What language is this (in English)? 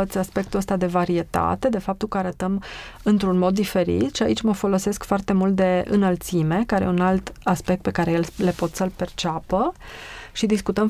Romanian